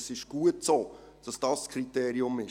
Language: Swiss German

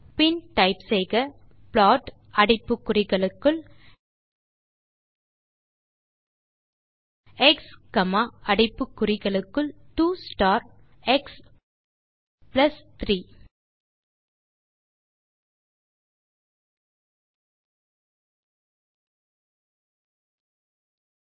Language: Tamil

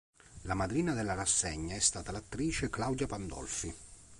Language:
Italian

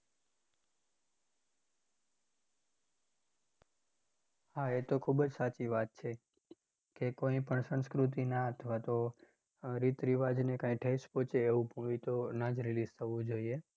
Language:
Gujarati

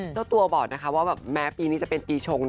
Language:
Thai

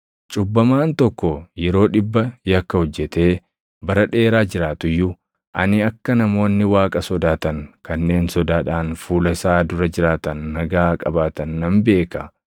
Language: Oromo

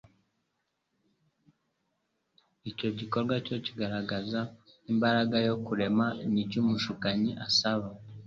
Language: Kinyarwanda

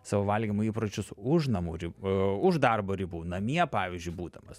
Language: Lithuanian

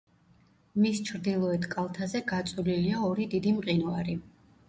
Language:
Georgian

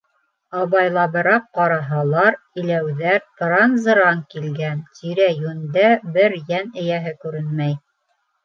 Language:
Bashkir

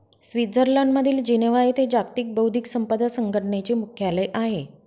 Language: Marathi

